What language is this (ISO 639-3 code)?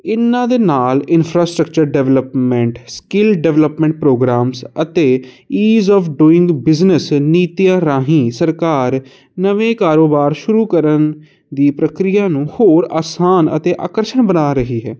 pan